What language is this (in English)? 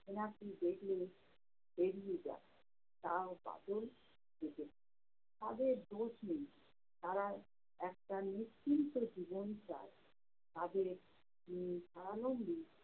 Bangla